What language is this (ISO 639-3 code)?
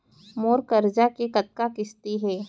hne